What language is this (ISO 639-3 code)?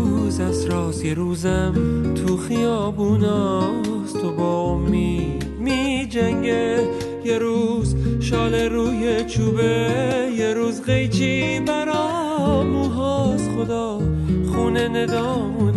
fas